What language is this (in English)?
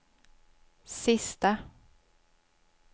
Swedish